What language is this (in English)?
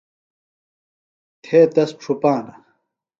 Phalura